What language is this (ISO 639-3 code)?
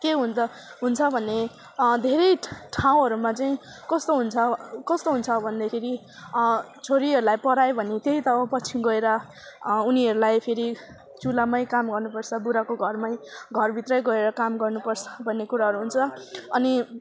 nep